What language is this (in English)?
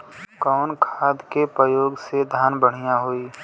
Bhojpuri